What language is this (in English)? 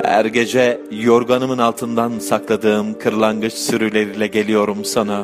Turkish